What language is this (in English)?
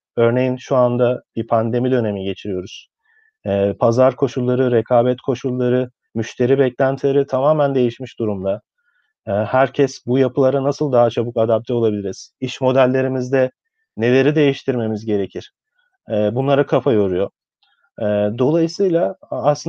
Turkish